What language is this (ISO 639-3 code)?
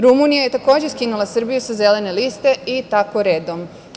srp